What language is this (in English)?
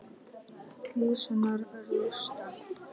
Icelandic